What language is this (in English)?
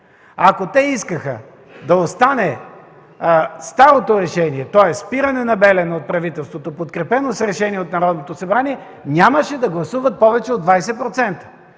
Bulgarian